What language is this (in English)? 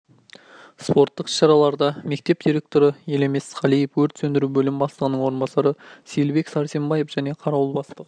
Kazakh